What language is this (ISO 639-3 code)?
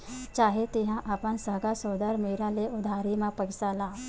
hne